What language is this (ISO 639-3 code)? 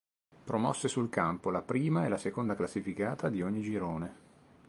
ita